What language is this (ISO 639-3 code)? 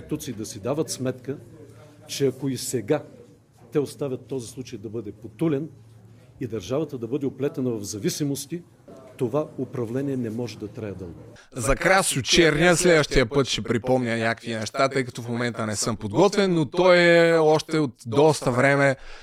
bul